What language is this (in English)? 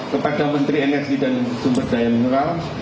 Indonesian